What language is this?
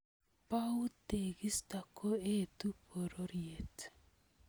Kalenjin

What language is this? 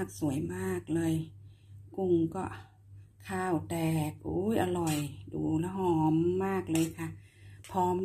Thai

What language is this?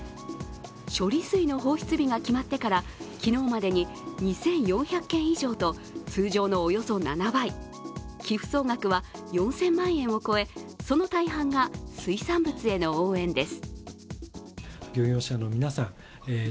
Japanese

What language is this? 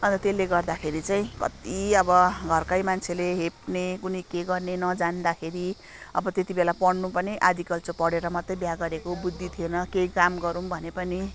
Nepali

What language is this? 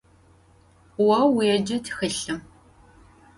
Adyghe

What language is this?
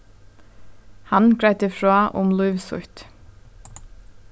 Faroese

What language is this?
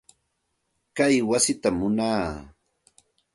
Santa Ana de Tusi Pasco Quechua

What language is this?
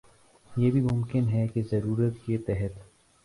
Urdu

